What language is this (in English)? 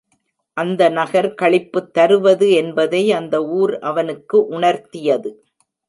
Tamil